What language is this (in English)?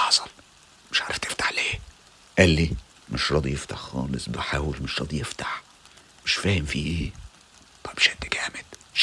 Arabic